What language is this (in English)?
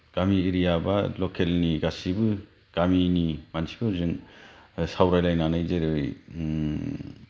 Bodo